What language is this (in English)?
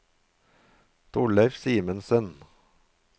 Norwegian